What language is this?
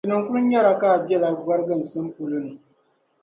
Dagbani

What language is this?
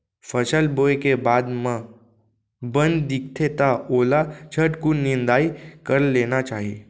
Chhattisgarhi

